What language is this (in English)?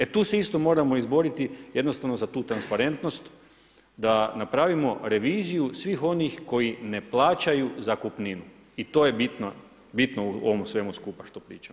Croatian